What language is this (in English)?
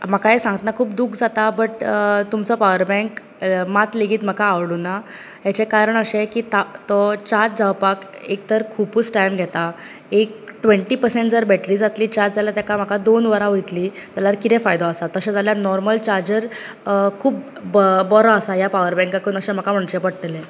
Konkani